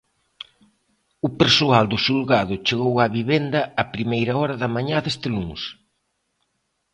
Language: Galician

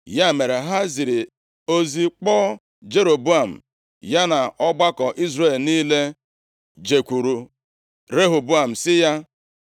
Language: Igbo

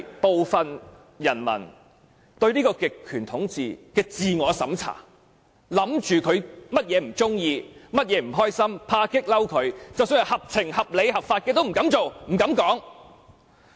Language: Cantonese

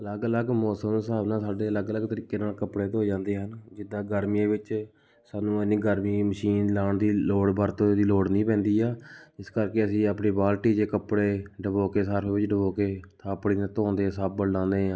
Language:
Punjabi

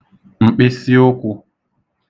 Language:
Igbo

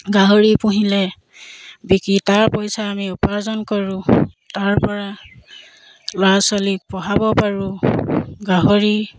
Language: Assamese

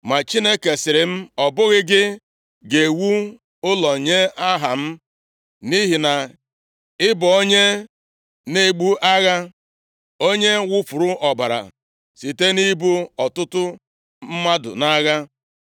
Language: Igbo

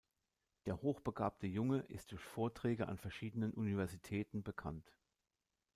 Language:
German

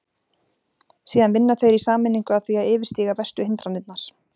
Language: Icelandic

